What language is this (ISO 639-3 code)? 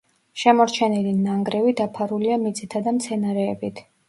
kat